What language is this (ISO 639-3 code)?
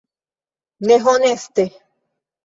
epo